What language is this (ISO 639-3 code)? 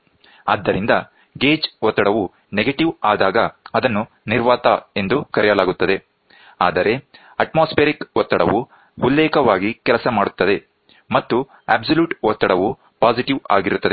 kan